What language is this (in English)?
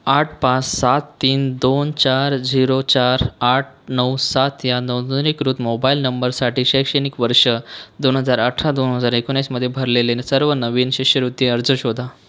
Marathi